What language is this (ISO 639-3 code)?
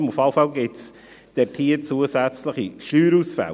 gsw